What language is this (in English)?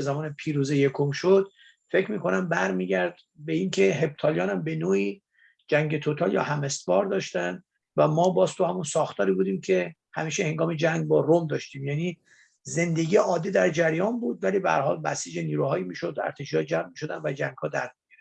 Persian